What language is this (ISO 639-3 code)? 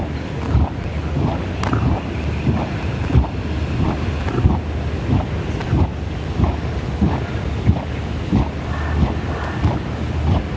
ind